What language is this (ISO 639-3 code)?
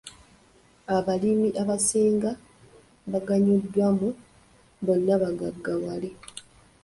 lug